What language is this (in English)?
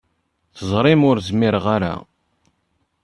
Kabyle